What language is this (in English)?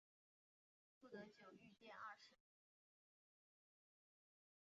Chinese